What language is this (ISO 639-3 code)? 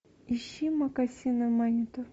rus